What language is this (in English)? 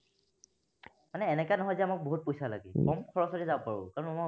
Assamese